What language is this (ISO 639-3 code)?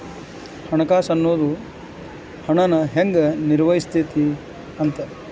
kan